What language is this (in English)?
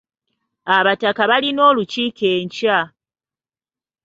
Ganda